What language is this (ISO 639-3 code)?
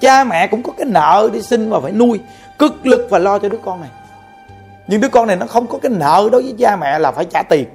vie